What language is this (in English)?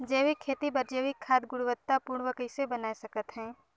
Chhattisgarhi